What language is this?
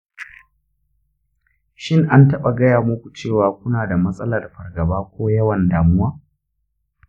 Hausa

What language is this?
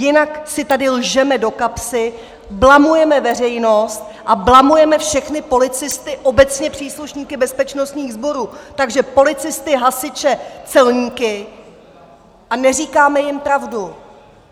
Czech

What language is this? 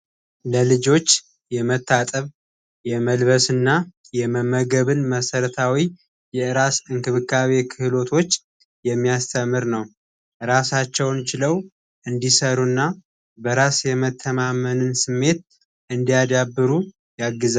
Amharic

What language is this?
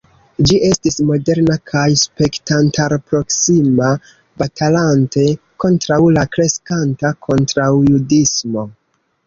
Esperanto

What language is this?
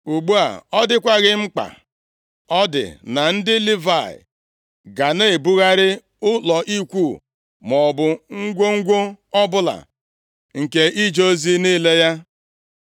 Igbo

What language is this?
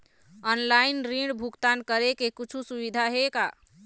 Chhattisgarhi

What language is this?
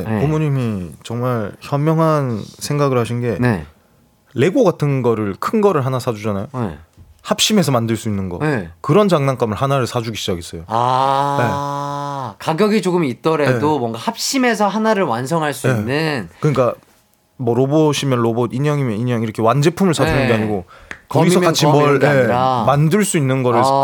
Korean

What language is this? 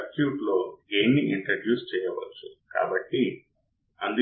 Telugu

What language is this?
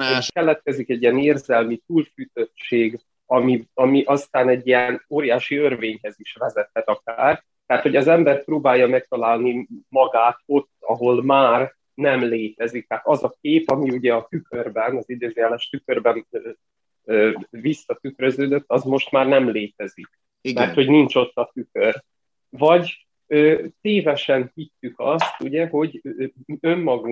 Hungarian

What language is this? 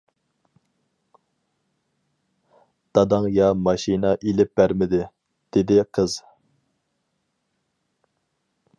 Uyghur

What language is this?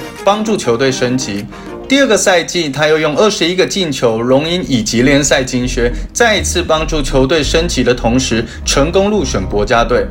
Chinese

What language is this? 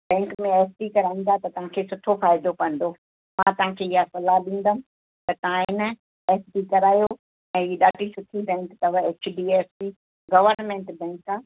Sindhi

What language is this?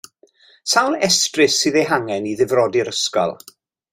Welsh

